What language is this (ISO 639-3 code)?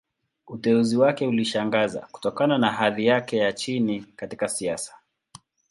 swa